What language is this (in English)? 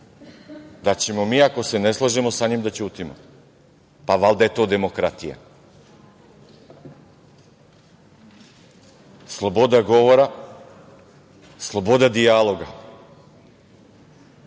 Serbian